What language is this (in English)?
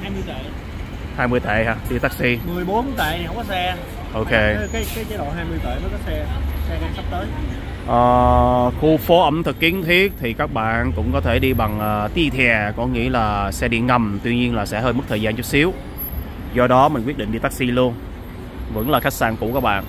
Vietnamese